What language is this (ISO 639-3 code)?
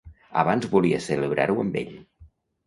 cat